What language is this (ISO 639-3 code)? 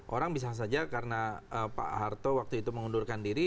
ind